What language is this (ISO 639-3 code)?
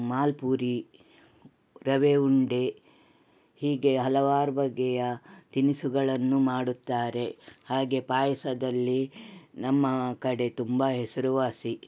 kan